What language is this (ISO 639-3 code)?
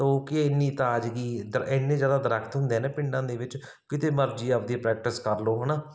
pan